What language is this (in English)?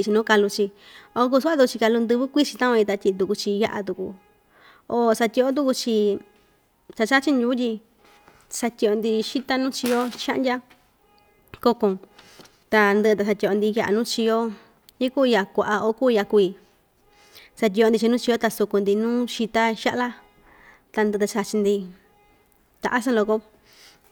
Ixtayutla Mixtec